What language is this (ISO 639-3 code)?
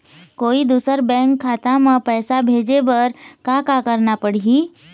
hne